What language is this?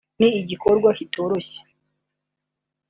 Kinyarwanda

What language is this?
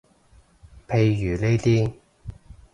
Cantonese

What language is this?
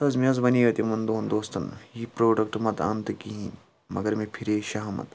Kashmiri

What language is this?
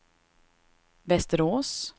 Swedish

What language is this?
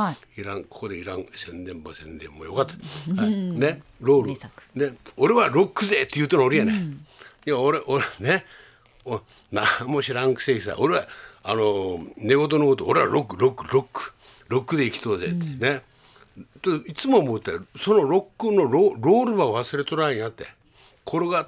Japanese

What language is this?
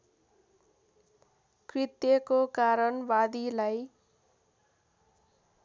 Nepali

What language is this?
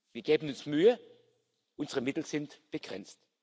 German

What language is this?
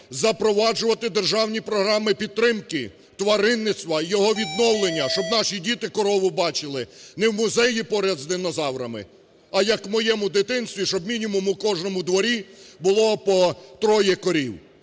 Ukrainian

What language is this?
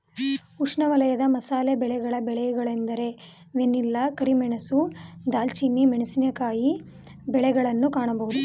Kannada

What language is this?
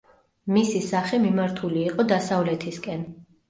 Georgian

